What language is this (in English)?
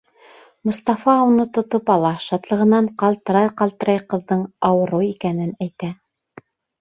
Bashkir